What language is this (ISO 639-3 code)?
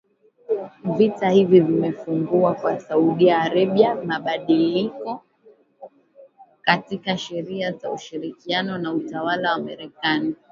swa